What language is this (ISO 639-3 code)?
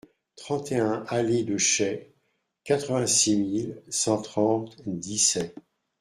fra